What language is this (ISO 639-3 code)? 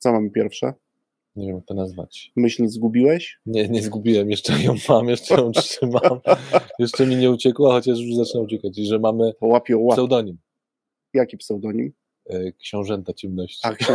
pol